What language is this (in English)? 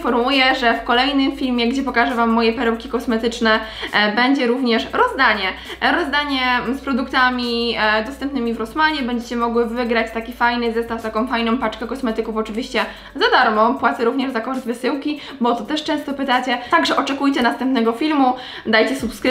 Polish